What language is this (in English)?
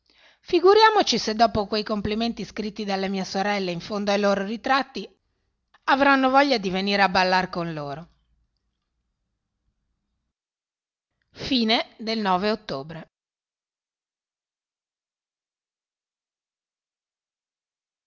Italian